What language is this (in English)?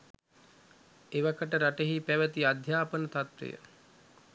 Sinhala